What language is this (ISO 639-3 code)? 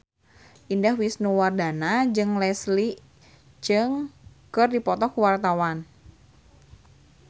sun